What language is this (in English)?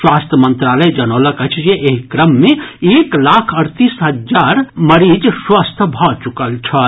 Maithili